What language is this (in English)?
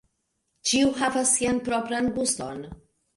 Esperanto